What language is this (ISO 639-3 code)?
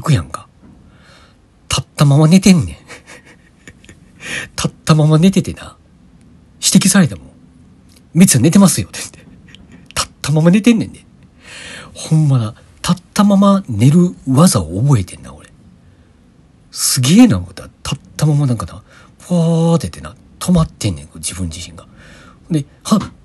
jpn